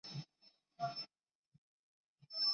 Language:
Chinese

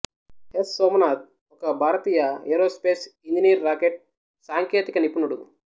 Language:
Telugu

